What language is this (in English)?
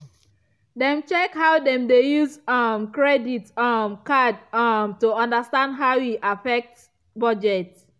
Nigerian Pidgin